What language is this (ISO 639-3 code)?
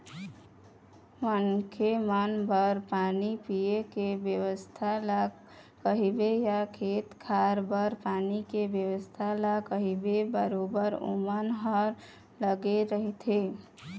hne